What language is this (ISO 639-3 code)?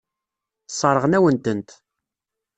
kab